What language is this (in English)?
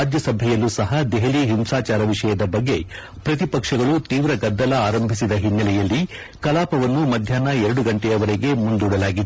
Kannada